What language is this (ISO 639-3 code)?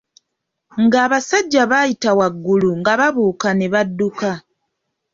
lug